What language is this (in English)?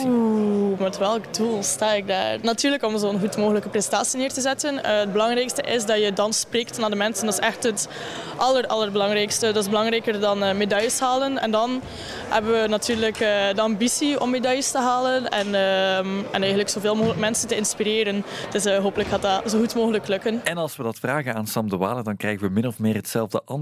Dutch